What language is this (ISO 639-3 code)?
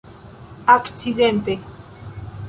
epo